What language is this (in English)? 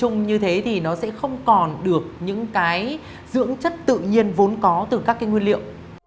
Vietnamese